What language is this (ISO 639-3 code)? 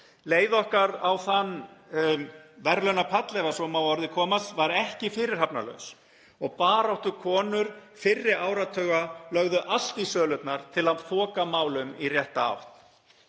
isl